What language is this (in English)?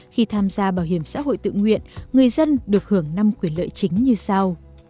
Vietnamese